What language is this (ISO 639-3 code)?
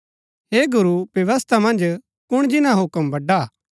gbk